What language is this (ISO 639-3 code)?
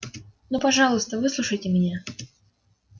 rus